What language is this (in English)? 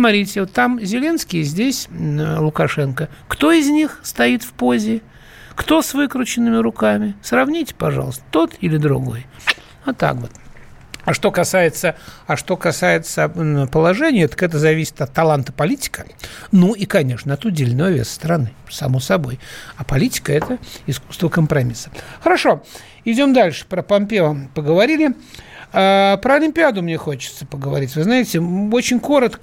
Russian